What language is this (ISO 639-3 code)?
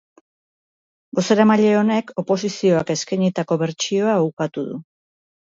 eus